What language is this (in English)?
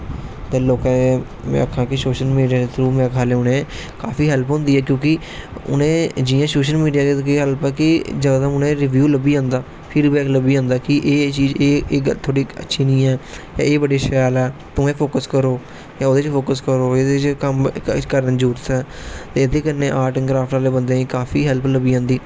Dogri